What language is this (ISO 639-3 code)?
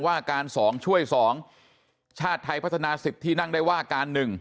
tha